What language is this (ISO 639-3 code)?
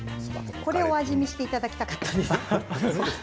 jpn